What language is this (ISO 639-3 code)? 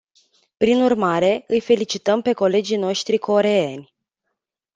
ron